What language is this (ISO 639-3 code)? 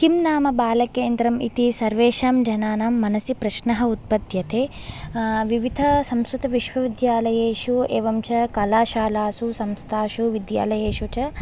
san